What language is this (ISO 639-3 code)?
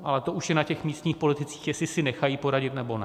ces